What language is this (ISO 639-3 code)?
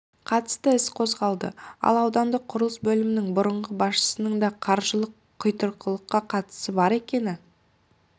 kaz